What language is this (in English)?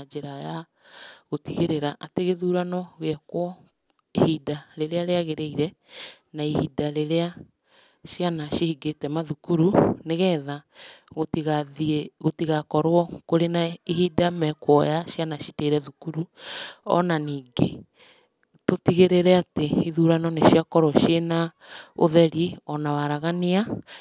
Kikuyu